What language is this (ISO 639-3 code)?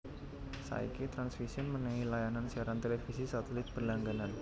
jav